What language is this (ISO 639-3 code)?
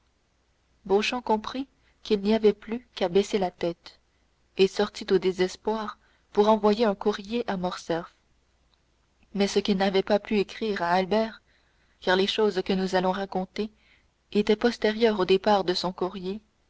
fra